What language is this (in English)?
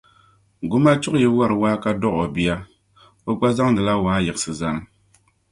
Dagbani